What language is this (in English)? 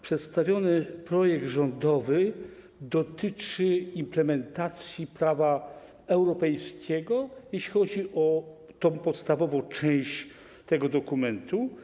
Polish